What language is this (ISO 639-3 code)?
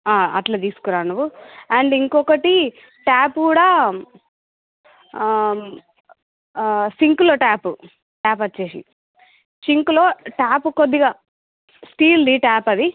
tel